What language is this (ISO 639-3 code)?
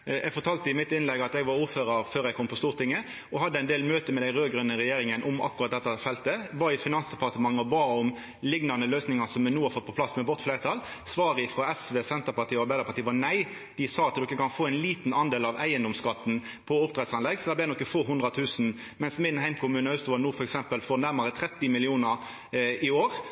nno